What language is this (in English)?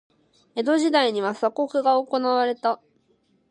Japanese